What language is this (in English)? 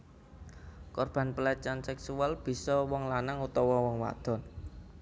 Javanese